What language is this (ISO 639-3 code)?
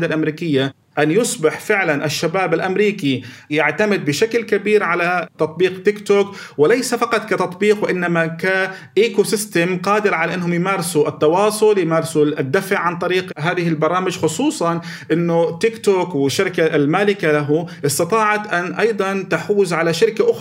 ara